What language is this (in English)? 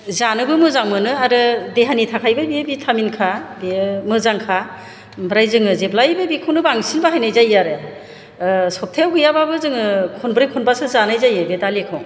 Bodo